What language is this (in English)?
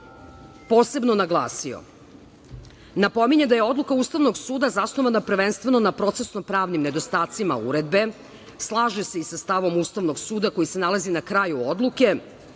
Serbian